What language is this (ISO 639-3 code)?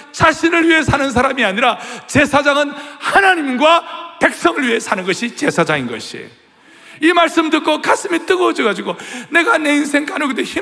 kor